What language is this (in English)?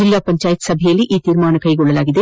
Kannada